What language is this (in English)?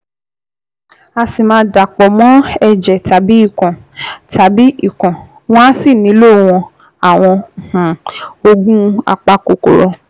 Yoruba